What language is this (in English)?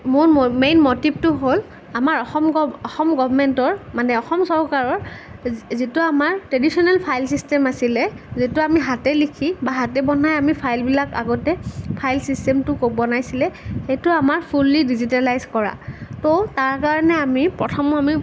Assamese